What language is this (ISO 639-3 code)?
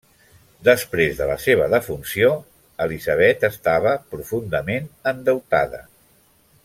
cat